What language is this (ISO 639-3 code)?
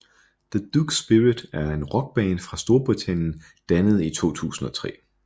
dan